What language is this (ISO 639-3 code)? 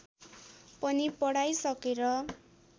nep